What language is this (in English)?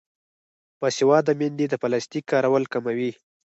Pashto